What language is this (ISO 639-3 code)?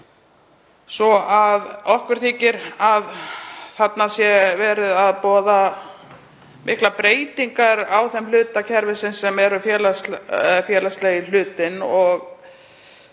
isl